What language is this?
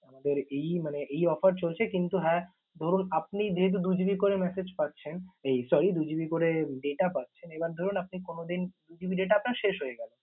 Bangla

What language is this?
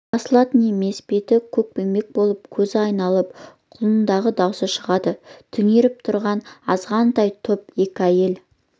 Kazakh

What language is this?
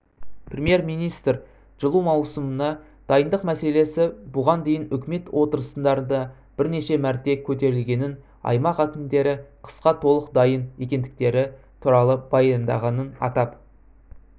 Kazakh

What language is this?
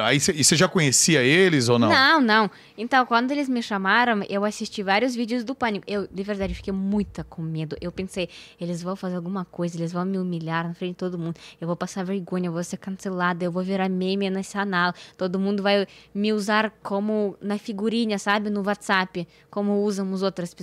Portuguese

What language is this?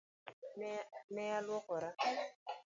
Luo (Kenya and Tanzania)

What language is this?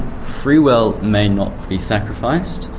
English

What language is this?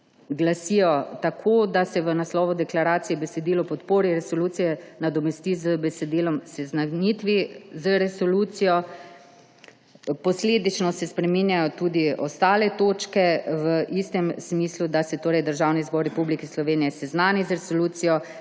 Slovenian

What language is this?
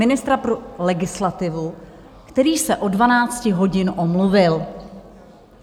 Czech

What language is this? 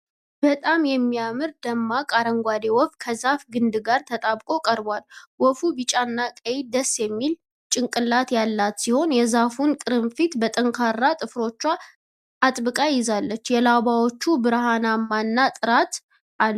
Amharic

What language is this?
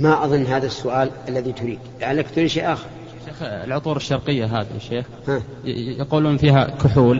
Arabic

